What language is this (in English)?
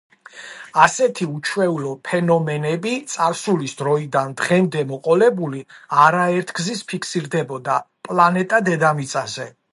Georgian